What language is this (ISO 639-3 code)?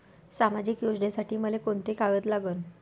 mar